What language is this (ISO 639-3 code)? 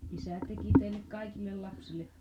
fin